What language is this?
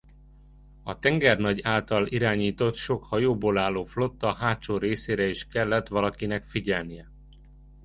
Hungarian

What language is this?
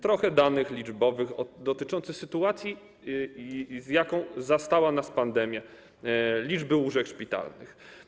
Polish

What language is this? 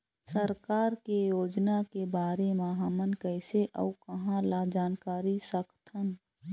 Chhattisgarhi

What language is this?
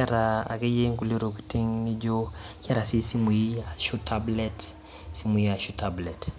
Masai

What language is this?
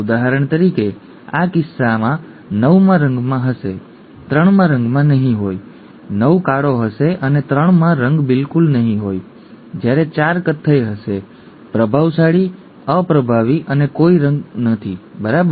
Gujarati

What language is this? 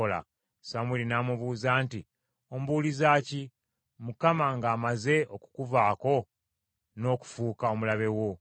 Ganda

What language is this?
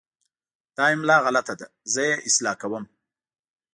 Pashto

